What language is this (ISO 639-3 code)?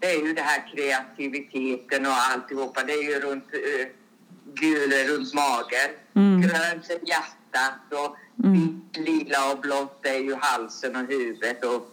swe